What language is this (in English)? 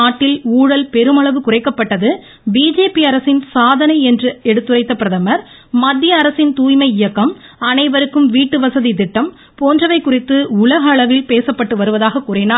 Tamil